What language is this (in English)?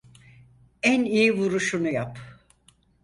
Turkish